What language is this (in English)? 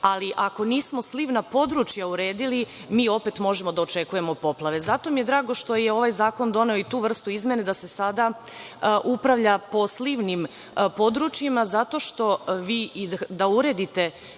Serbian